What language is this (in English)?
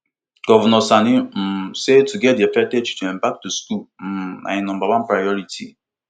Nigerian Pidgin